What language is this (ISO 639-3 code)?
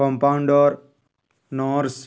ori